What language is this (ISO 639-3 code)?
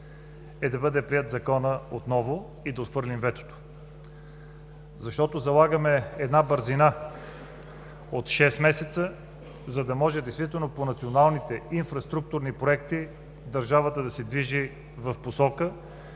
bul